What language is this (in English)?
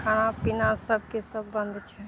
Maithili